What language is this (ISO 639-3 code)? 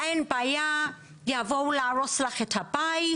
heb